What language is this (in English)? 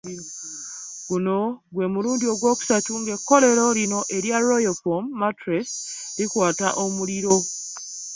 Ganda